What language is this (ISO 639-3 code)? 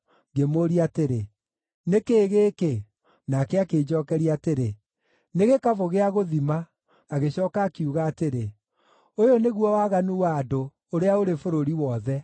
kik